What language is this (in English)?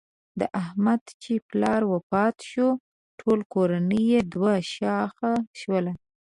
Pashto